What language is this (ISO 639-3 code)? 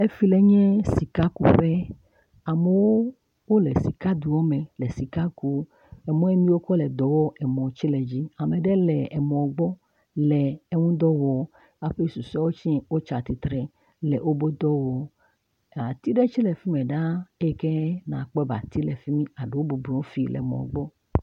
ewe